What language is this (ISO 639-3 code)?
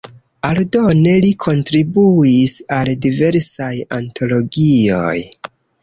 epo